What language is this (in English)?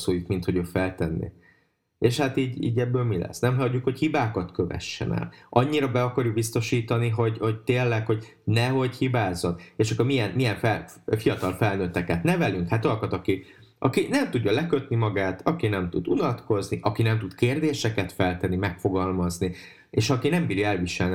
Hungarian